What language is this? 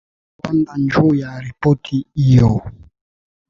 Swahili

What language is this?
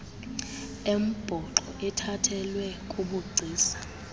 Xhosa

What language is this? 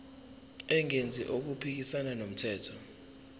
Zulu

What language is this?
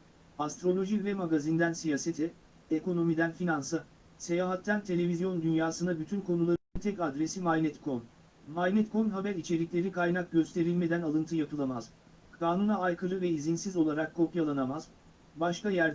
Turkish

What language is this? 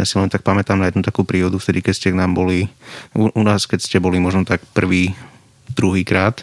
Slovak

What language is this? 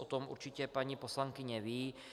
Czech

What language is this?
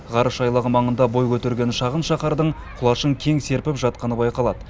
Kazakh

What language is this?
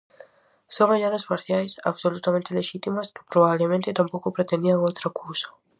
Galician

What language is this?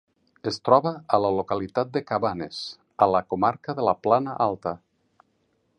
Catalan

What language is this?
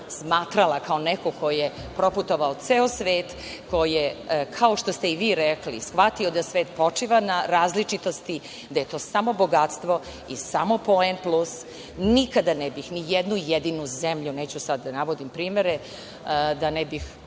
Serbian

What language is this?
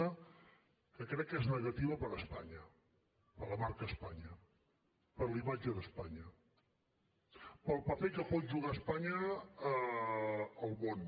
Catalan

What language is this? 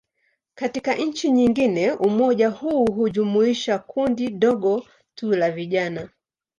Swahili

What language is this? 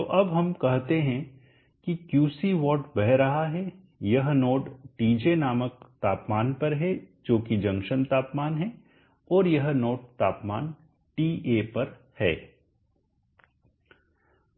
Hindi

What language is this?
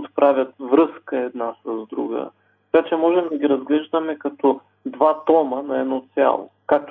Bulgarian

